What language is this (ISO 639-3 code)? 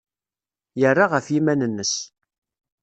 kab